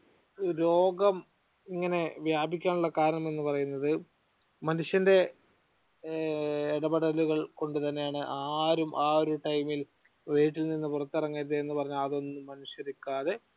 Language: Malayalam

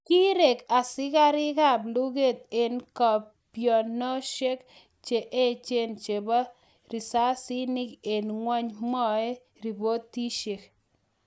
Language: Kalenjin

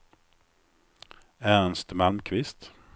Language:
Swedish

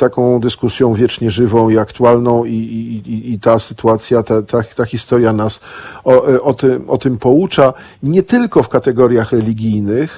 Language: Polish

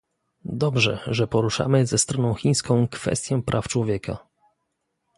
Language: Polish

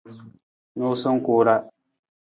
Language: Nawdm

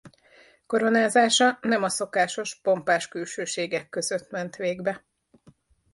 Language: Hungarian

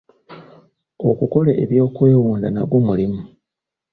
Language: Ganda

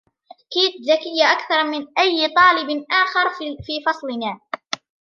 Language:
Arabic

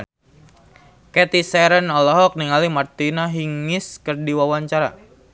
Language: Sundanese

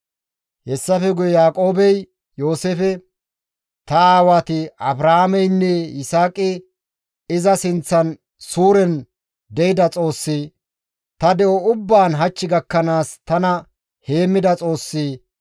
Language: Gamo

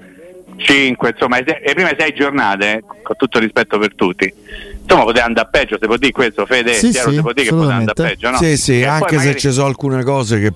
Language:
Italian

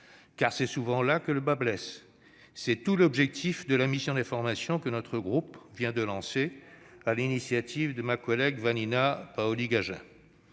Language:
French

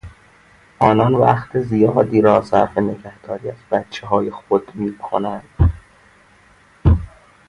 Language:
Persian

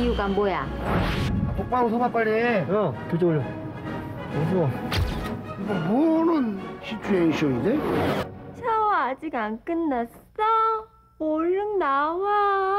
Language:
Korean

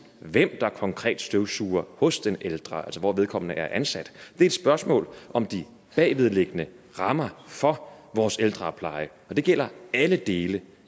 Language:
Danish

